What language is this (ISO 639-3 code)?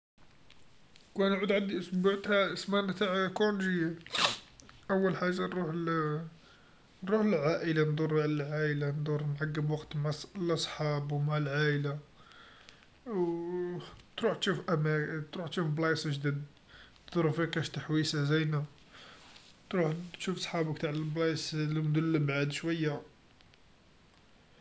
arq